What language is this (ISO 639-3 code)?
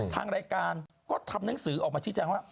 tha